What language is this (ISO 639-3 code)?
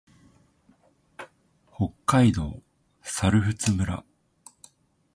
jpn